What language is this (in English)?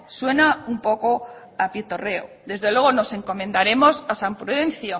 Spanish